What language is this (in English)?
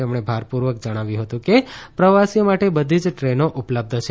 Gujarati